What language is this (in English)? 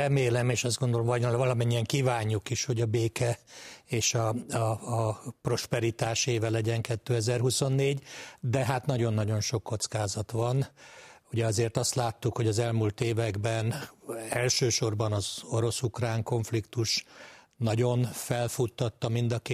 Hungarian